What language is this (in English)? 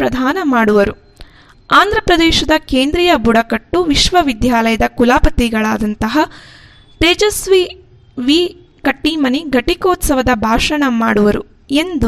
Kannada